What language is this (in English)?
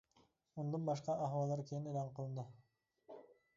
Uyghur